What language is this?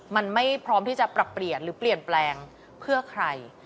Thai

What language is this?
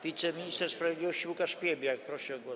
Polish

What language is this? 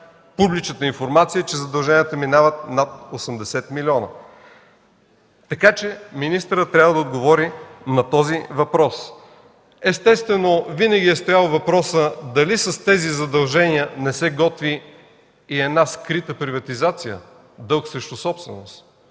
Bulgarian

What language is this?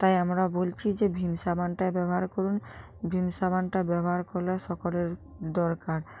Bangla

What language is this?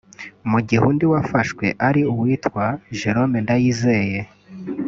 Kinyarwanda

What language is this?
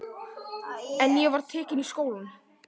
Icelandic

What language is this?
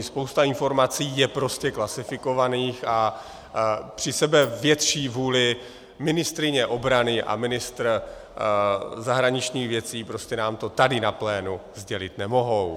Czech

